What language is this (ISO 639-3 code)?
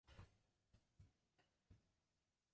zho